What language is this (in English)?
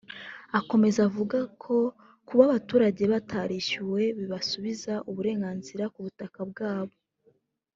Kinyarwanda